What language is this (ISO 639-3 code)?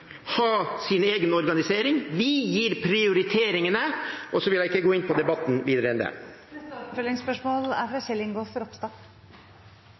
nor